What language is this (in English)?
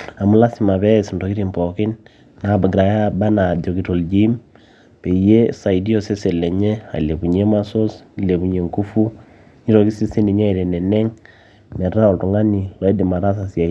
Masai